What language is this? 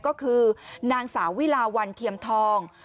Thai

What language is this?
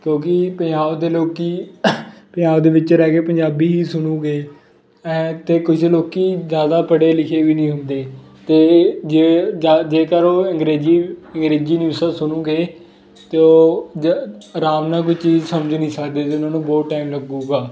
Punjabi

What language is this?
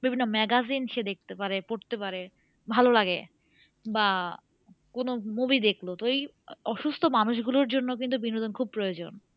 Bangla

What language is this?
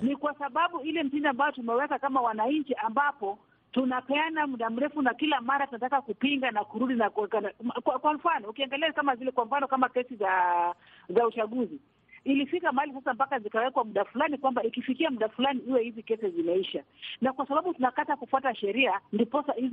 Swahili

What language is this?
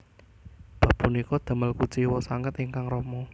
Javanese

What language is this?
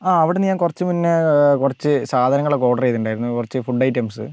Malayalam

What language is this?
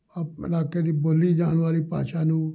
Punjabi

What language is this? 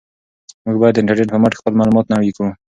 Pashto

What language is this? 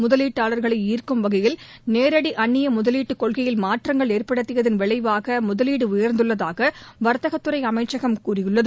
Tamil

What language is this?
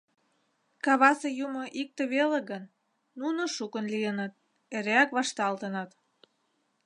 Mari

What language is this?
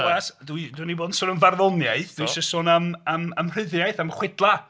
Welsh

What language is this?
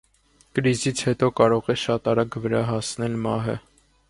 Armenian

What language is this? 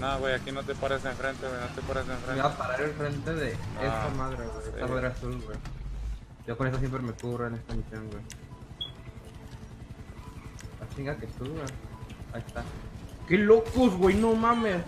Spanish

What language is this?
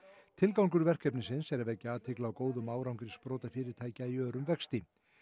Icelandic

